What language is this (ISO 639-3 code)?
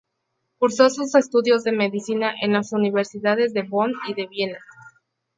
spa